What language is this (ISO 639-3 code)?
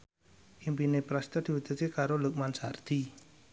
jav